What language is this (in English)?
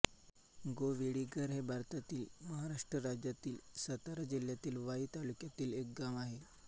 Marathi